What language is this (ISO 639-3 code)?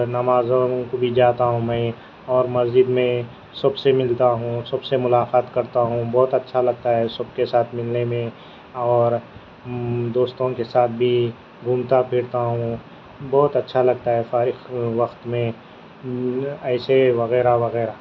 urd